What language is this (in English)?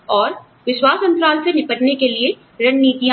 Hindi